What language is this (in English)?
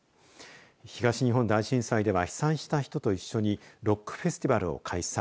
Japanese